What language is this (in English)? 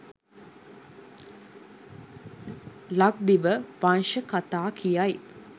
Sinhala